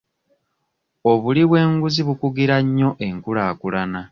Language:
Ganda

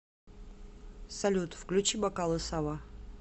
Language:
Russian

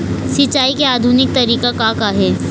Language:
Chhattisgarhi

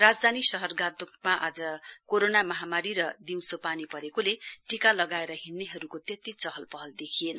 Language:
Nepali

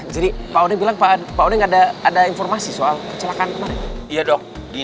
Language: Indonesian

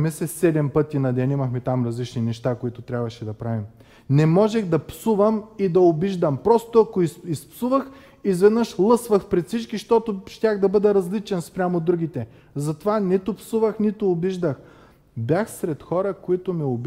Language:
Bulgarian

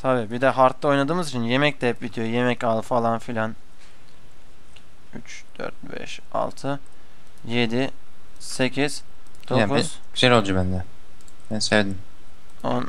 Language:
Turkish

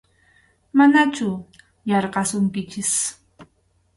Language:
Arequipa-La Unión Quechua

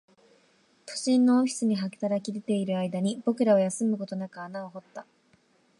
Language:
Japanese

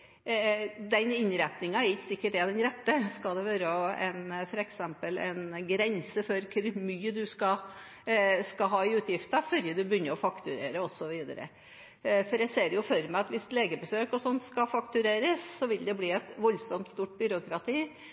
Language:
Norwegian Bokmål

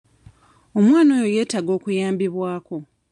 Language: Ganda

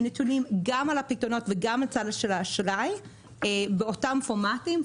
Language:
Hebrew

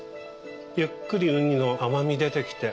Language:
Japanese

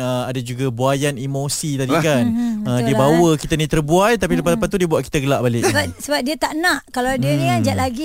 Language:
Malay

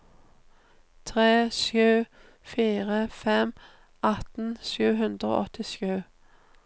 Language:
Norwegian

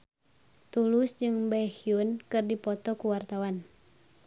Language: Sundanese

